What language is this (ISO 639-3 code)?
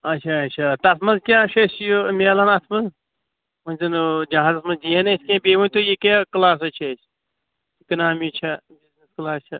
kas